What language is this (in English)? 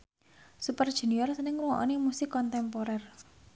Javanese